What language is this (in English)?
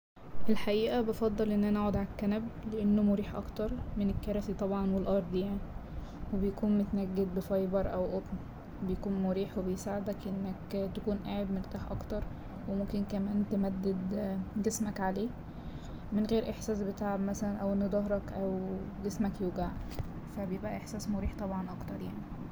Egyptian Arabic